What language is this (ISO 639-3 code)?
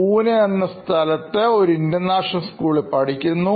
mal